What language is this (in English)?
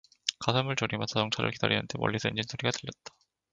Korean